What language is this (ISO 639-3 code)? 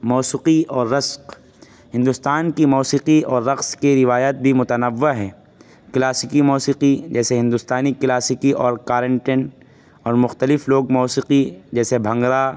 urd